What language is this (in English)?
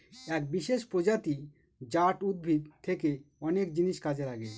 Bangla